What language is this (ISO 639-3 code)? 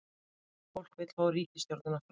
isl